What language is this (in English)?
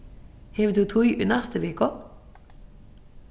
Faroese